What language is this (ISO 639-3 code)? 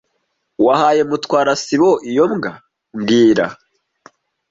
kin